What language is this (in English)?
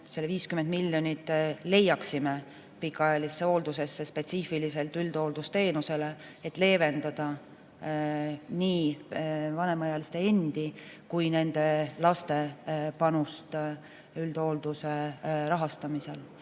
Estonian